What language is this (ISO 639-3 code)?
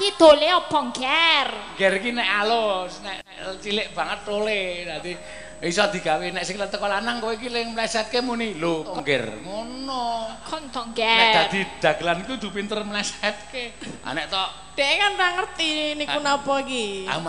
ind